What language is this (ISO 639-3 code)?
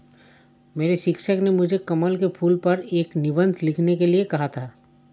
hin